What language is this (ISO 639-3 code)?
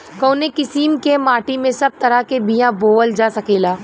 bho